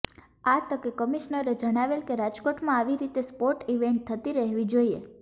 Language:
Gujarati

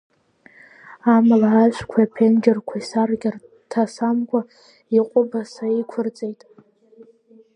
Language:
Abkhazian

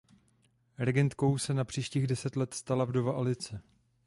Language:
Czech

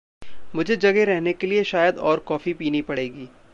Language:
Hindi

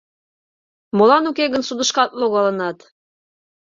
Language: Mari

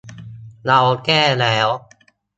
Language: Thai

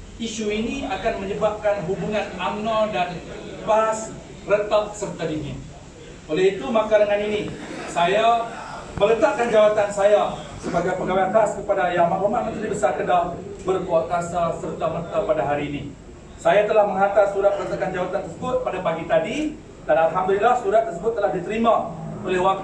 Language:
Malay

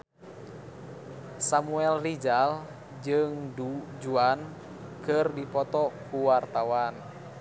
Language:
Sundanese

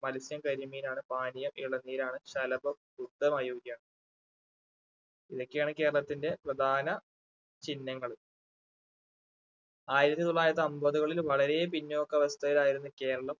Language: Malayalam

